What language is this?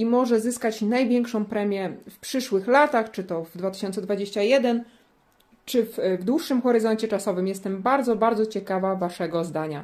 Polish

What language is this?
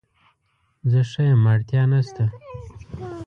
Pashto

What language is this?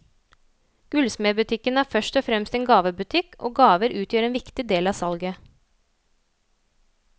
Norwegian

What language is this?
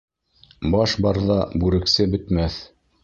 Bashkir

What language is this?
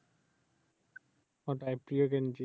Bangla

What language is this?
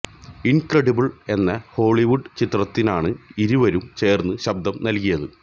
Malayalam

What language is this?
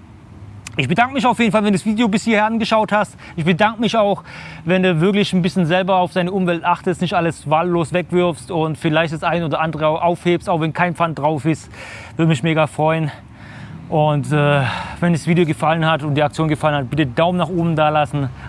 German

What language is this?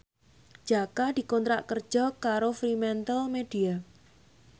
Javanese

